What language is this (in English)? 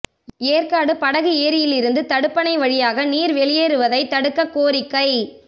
Tamil